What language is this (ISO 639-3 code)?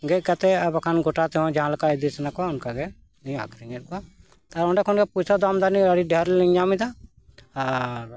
sat